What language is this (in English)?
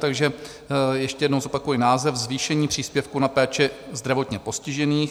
Czech